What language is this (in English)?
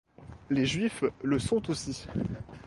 French